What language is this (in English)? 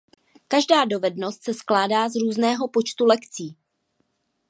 Czech